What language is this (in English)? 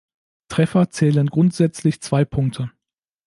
German